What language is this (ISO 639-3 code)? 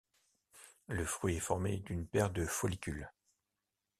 fra